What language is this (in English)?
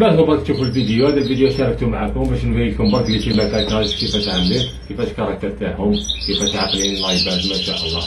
Arabic